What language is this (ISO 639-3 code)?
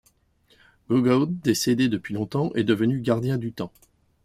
fra